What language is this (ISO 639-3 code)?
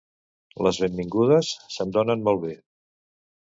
cat